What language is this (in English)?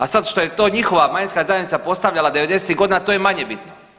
Croatian